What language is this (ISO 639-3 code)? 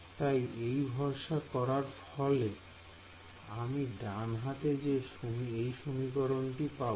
ben